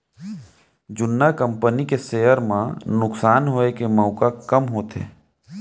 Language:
Chhattisgarhi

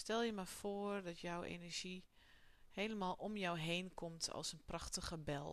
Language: Dutch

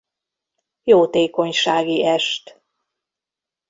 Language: Hungarian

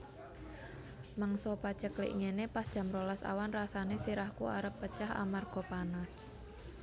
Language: Javanese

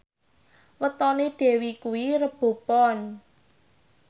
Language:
Javanese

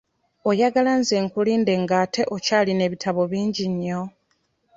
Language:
Ganda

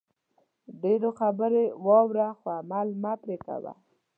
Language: Pashto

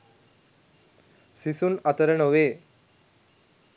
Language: Sinhala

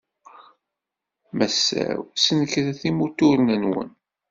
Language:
Kabyle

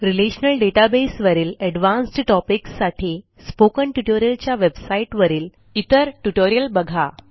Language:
Marathi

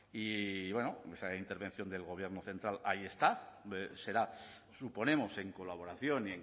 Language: Spanish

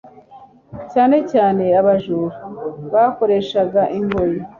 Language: Kinyarwanda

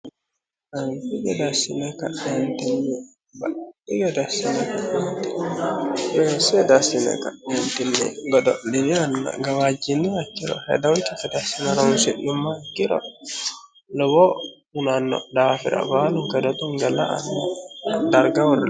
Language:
Sidamo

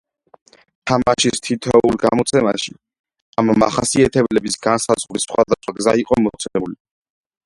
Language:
Georgian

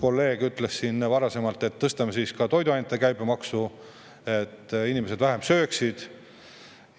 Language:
Estonian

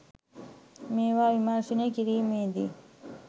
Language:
Sinhala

